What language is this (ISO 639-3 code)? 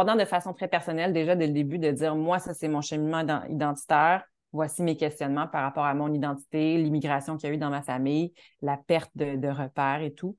fra